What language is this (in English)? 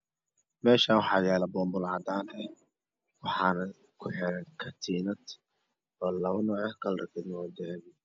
Somali